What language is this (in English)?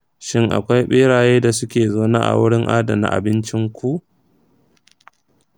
Hausa